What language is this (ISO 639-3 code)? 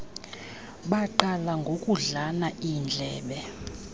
xho